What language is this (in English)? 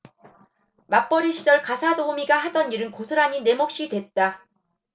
Korean